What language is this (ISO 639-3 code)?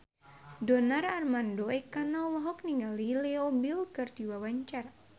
sun